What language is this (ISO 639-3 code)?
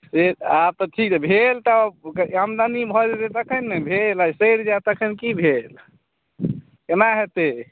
mai